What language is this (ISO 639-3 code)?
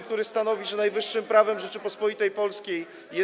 pol